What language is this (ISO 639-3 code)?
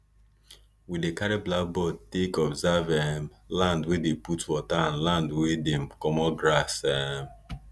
pcm